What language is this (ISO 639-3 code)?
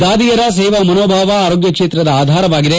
kan